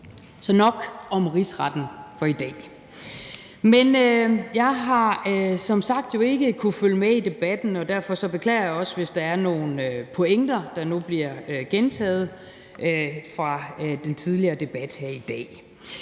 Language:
Danish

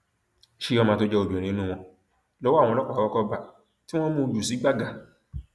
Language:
Yoruba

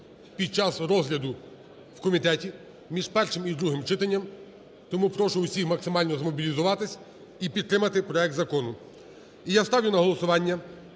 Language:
Ukrainian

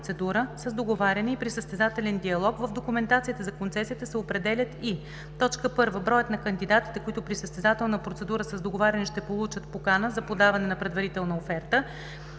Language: Bulgarian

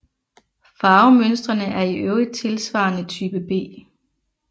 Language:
Danish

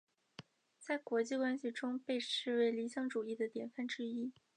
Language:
Chinese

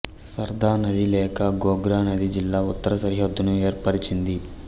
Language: Telugu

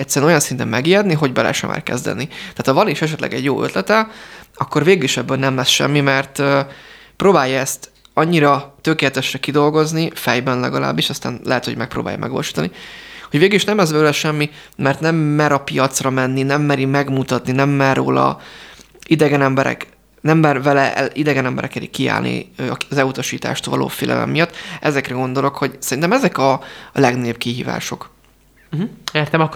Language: Hungarian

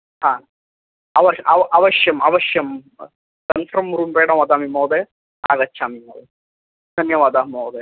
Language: Sanskrit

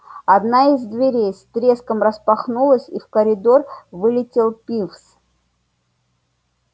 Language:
Russian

